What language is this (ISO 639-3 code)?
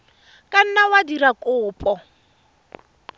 tsn